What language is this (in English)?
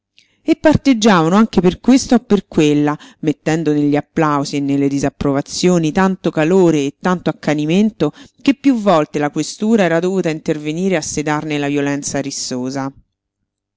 Italian